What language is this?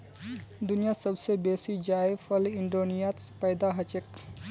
Magahi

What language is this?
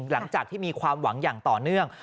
Thai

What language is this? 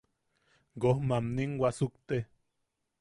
Yaqui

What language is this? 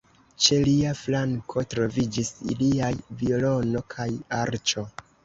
Esperanto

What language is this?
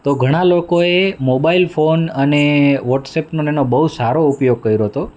Gujarati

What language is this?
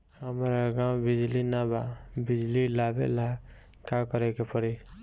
Bhojpuri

